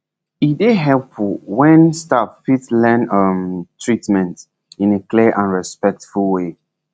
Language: Nigerian Pidgin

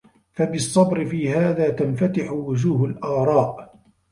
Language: Arabic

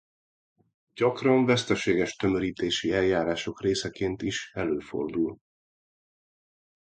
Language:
Hungarian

